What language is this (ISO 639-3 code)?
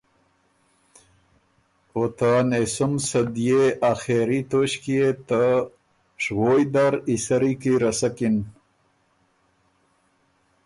oru